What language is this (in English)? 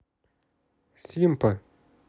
Russian